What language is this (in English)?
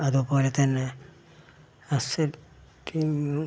Malayalam